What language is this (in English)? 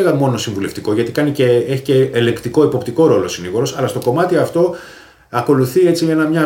Greek